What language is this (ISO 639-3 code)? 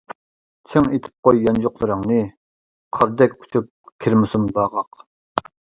uig